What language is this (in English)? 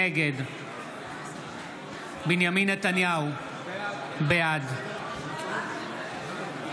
Hebrew